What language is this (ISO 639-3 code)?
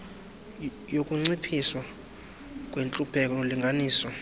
xho